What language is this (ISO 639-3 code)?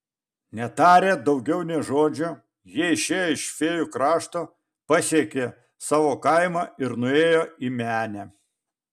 lit